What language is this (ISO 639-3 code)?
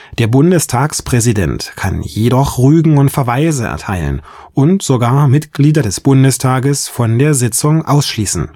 deu